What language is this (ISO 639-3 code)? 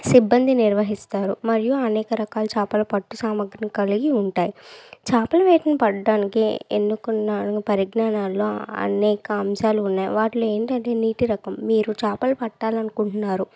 tel